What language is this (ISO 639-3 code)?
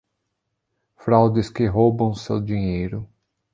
por